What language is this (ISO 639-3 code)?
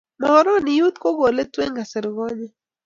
kln